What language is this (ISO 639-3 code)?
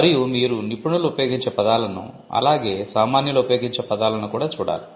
tel